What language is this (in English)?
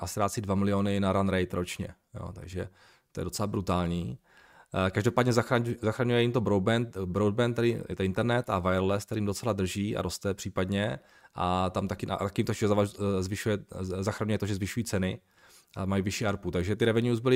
Czech